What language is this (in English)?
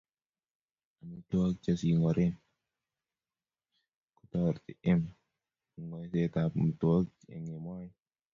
Kalenjin